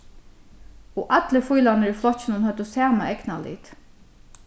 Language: Faroese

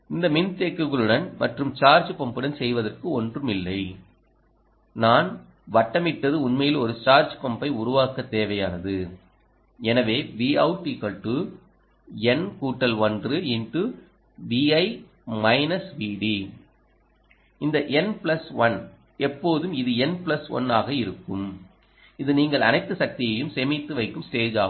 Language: Tamil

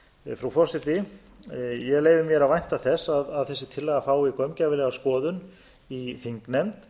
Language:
Icelandic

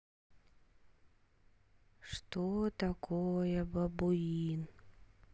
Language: Russian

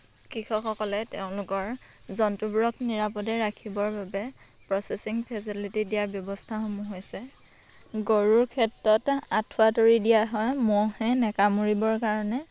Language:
Assamese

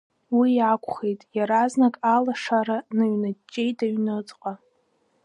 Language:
Abkhazian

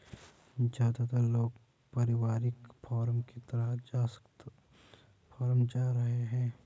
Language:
Hindi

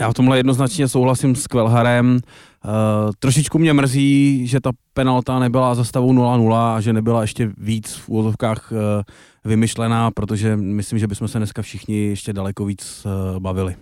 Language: Czech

